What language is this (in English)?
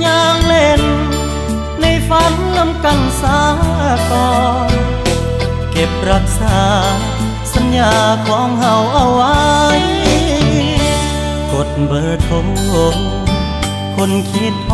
Thai